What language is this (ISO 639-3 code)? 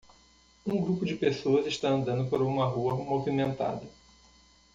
por